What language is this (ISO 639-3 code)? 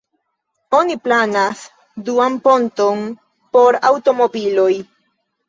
epo